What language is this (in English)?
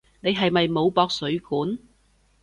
Cantonese